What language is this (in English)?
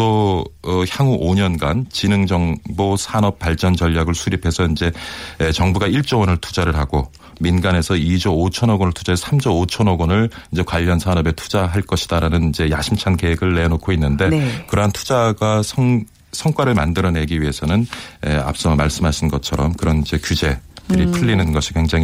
Korean